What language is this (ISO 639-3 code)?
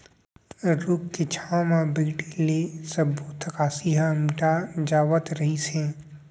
hne